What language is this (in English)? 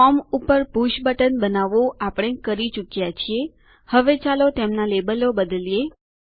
Gujarati